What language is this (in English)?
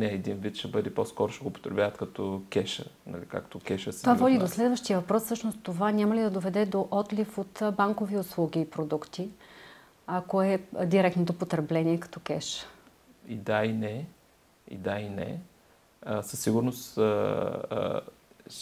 Bulgarian